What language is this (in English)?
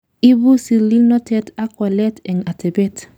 Kalenjin